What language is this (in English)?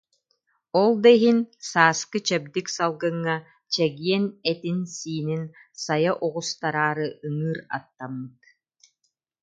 Yakut